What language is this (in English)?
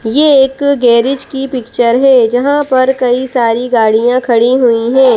Hindi